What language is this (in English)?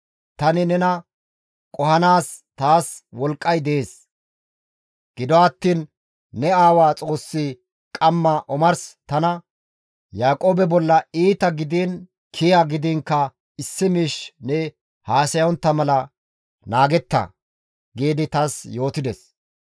Gamo